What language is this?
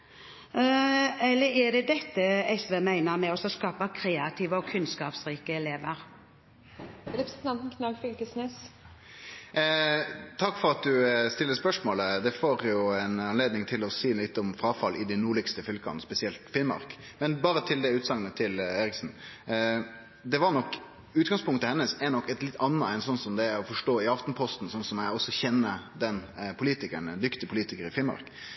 Norwegian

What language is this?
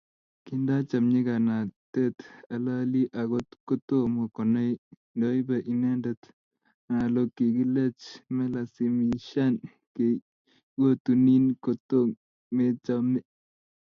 Kalenjin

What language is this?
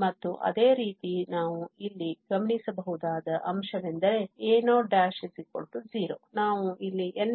Kannada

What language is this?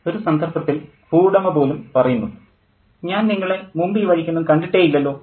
Malayalam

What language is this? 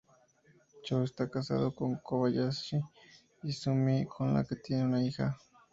Spanish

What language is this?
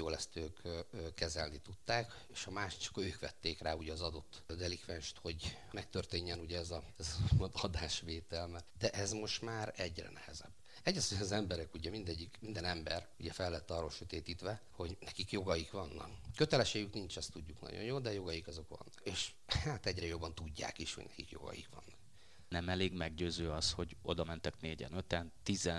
Hungarian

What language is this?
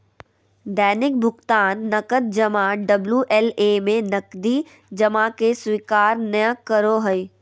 Magahi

